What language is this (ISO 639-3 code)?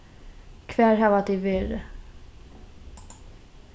fao